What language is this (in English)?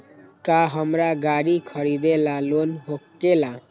Magahi